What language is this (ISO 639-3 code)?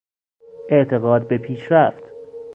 fas